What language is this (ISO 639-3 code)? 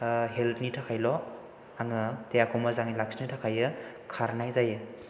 brx